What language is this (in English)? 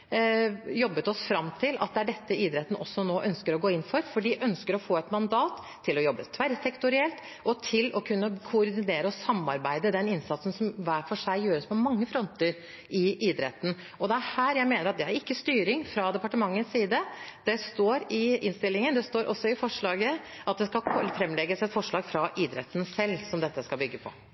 Norwegian Bokmål